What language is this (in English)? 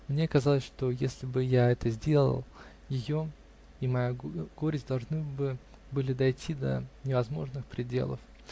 Russian